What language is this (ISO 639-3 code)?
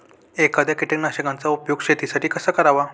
mar